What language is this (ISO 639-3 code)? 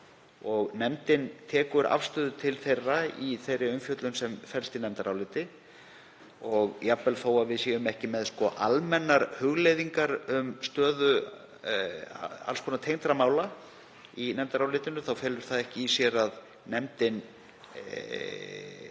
isl